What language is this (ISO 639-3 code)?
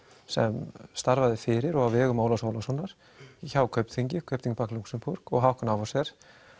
isl